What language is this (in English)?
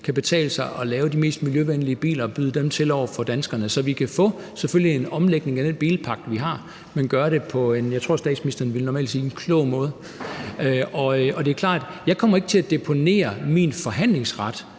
Danish